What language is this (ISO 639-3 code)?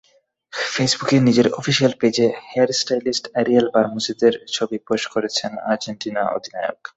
ben